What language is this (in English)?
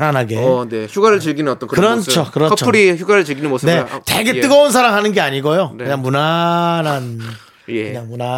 Korean